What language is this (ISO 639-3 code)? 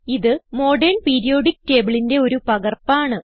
mal